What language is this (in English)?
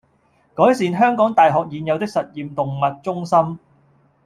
Cantonese